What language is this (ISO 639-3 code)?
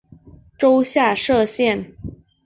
zho